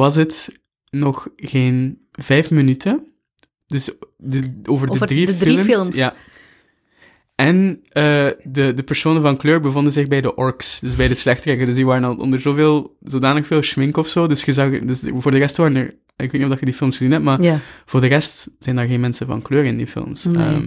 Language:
Dutch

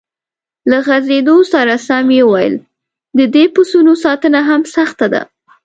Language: Pashto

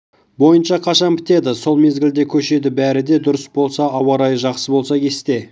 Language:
Kazakh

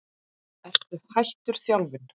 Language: Icelandic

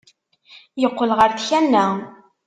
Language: Kabyle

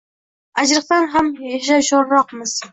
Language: Uzbek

